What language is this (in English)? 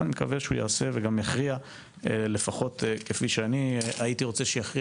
Hebrew